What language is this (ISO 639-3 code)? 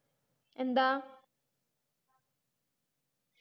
mal